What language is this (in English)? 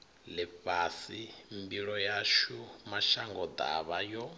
Venda